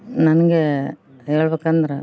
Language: Kannada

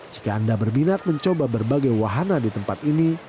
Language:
Indonesian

